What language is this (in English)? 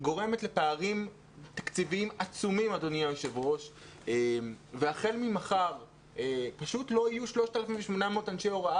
Hebrew